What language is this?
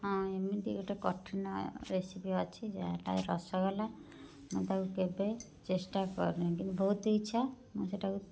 Odia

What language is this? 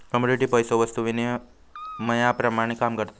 Marathi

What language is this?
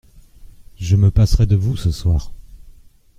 French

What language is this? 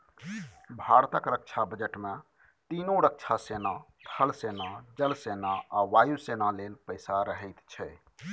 Maithili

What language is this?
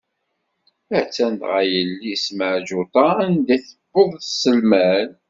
Kabyle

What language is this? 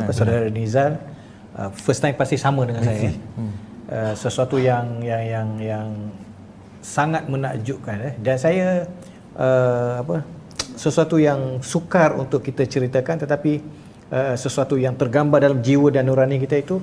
Malay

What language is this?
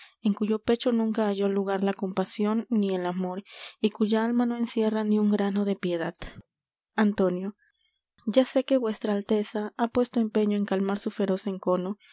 Spanish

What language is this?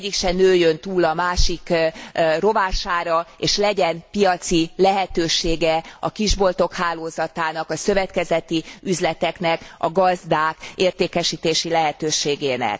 Hungarian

